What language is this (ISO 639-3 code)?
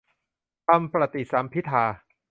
tha